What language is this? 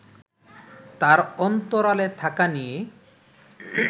Bangla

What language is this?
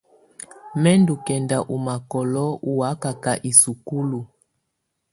Tunen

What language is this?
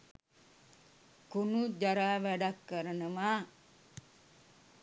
Sinhala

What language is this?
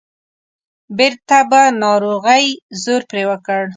Pashto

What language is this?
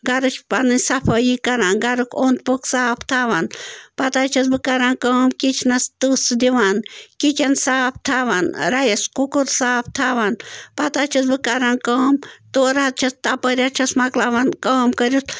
Kashmiri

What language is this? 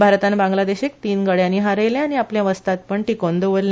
Konkani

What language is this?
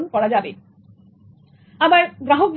Bangla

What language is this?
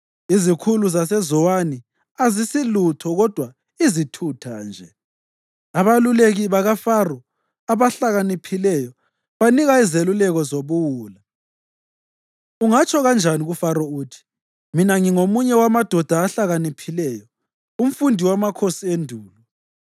North Ndebele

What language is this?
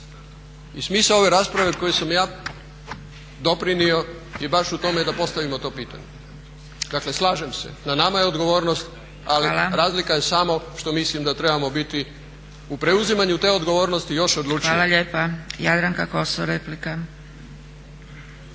Croatian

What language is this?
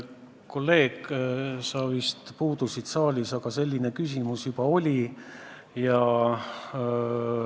Estonian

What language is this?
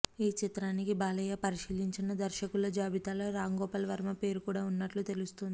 Telugu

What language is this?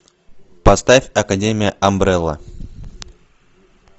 Russian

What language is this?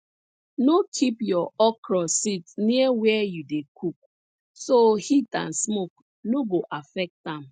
Nigerian Pidgin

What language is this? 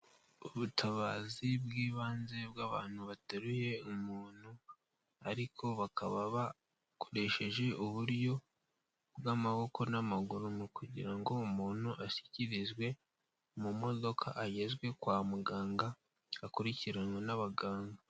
Kinyarwanda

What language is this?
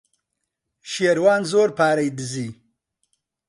Central Kurdish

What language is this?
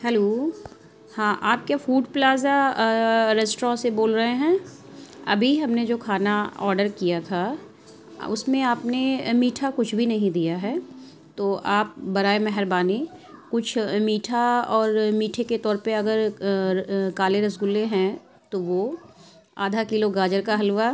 Urdu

